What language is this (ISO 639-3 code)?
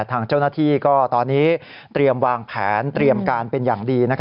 tha